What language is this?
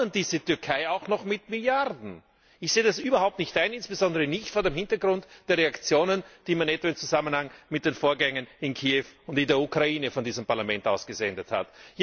German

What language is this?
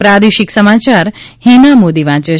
Gujarati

